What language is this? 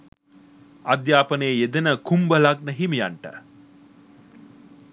Sinhala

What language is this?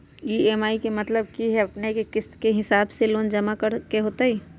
Magahi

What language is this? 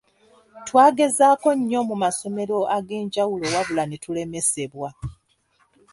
Ganda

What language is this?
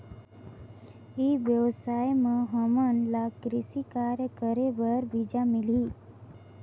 Chhattisgarhi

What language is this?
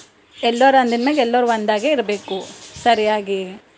Kannada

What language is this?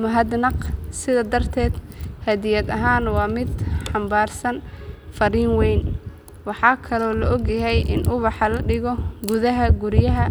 Somali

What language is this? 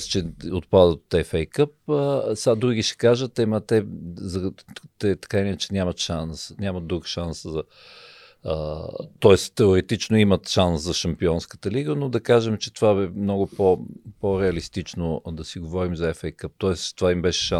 Bulgarian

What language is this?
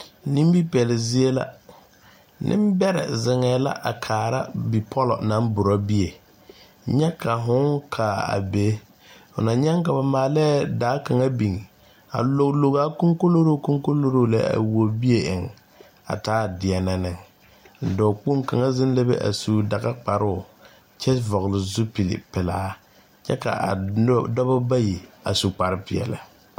Southern Dagaare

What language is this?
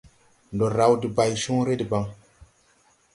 Tupuri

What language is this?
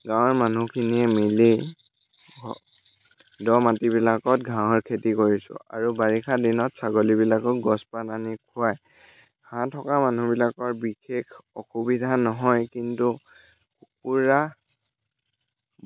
Assamese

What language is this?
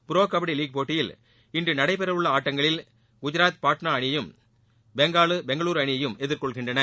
Tamil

